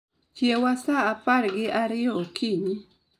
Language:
Luo (Kenya and Tanzania)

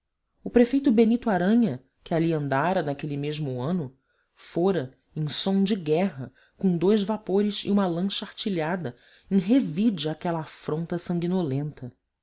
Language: Portuguese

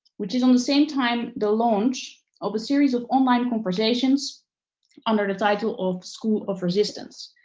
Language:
English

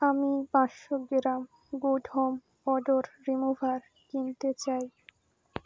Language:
Bangla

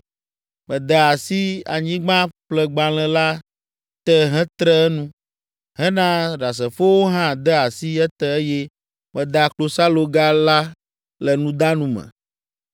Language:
Ewe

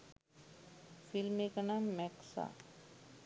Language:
Sinhala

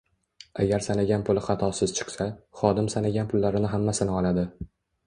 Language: Uzbek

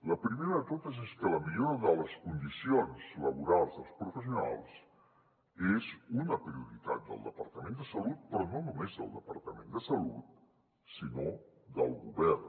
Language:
Catalan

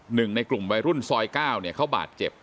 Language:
Thai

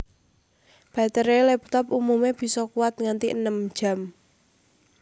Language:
Javanese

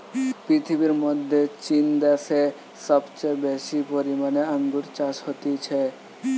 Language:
Bangla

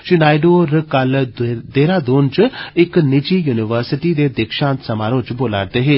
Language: Dogri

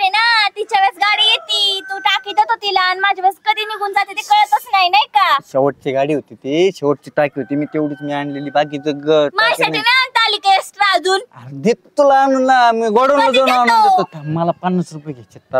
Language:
Marathi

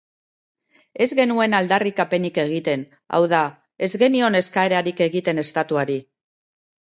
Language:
Basque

